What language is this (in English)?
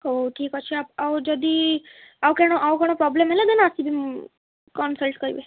Odia